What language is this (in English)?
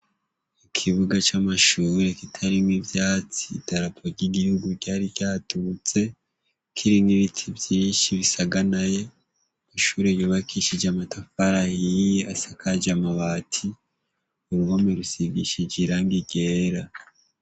Rundi